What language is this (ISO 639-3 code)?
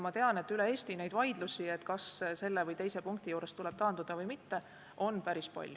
est